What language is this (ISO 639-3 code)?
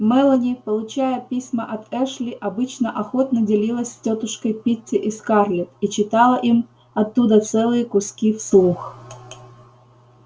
rus